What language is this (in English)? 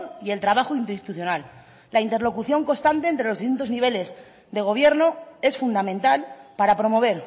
Spanish